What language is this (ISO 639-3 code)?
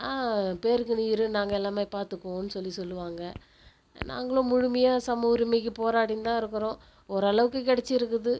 tam